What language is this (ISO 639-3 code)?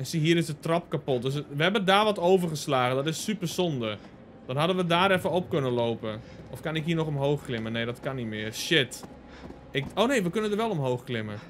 nld